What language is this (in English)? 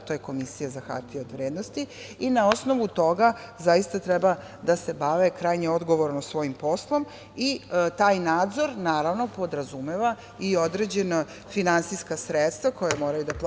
Serbian